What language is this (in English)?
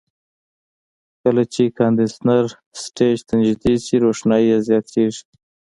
Pashto